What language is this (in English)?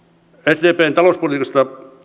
Finnish